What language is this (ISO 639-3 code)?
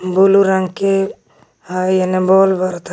mag